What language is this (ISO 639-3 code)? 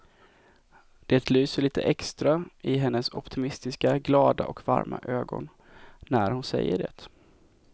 swe